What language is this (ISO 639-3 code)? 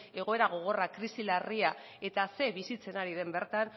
eus